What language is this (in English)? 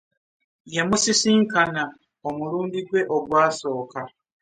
Ganda